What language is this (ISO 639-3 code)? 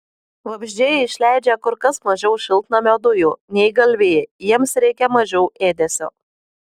lit